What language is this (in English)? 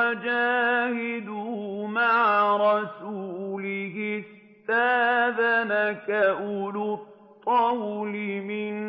Arabic